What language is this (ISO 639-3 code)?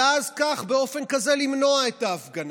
heb